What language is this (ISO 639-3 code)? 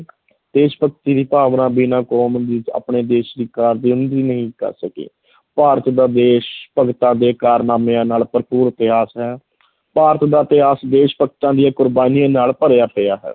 pan